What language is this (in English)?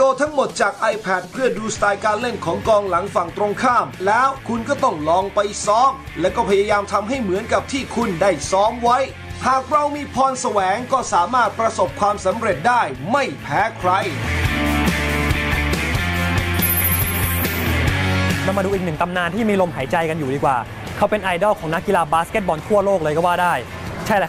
Thai